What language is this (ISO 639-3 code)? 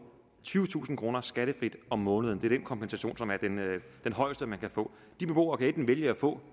dan